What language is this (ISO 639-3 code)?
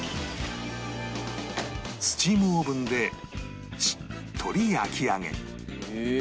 jpn